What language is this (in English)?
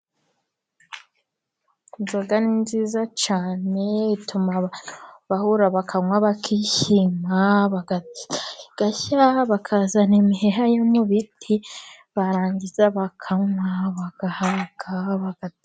Kinyarwanda